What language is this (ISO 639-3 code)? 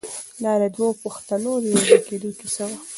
pus